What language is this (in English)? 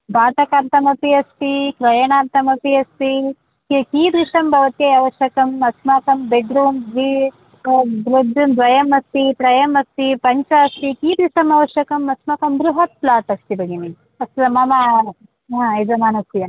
Sanskrit